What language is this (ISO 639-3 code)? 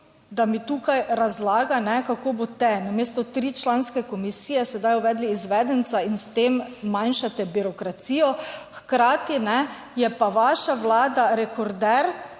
slv